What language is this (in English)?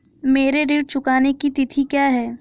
Hindi